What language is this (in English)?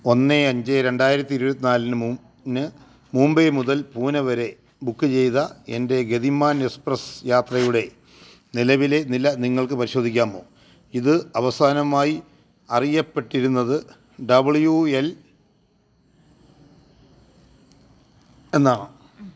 Malayalam